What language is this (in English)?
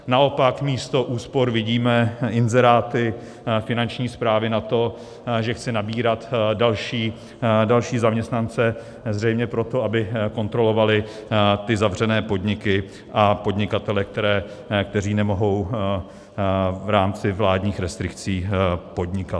Czech